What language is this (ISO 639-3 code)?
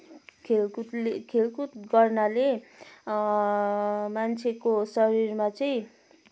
nep